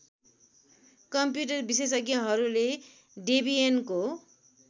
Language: Nepali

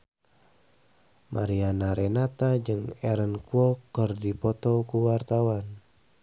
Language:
Sundanese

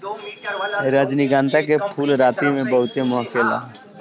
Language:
Bhojpuri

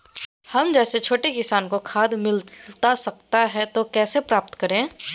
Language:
Magahi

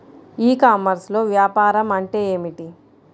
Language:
Telugu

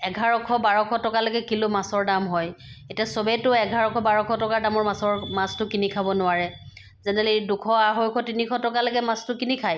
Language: Assamese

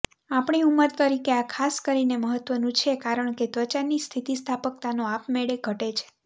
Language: Gujarati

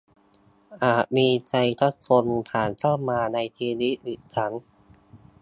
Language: Thai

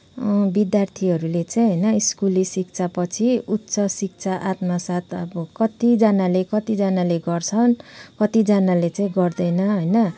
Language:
Nepali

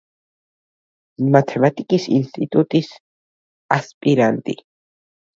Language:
Georgian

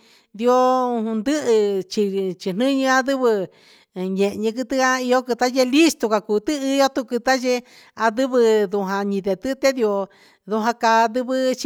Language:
Huitepec Mixtec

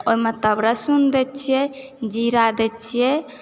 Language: Maithili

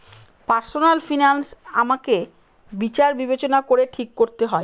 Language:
Bangla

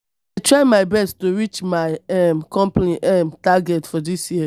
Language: Nigerian Pidgin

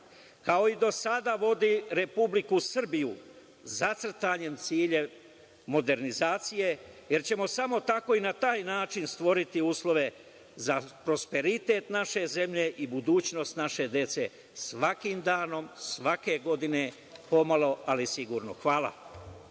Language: Serbian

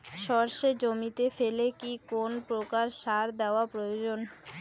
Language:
Bangla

